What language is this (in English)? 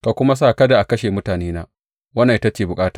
Hausa